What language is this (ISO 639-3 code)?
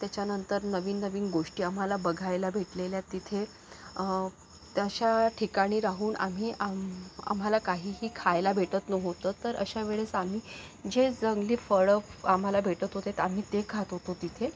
mar